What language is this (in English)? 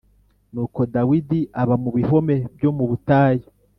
Kinyarwanda